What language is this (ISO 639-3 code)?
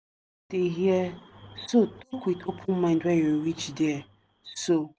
pcm